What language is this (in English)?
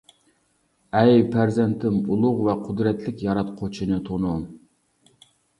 Uyghur